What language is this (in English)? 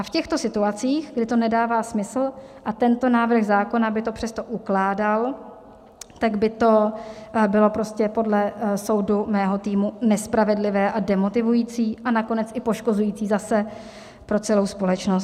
Czech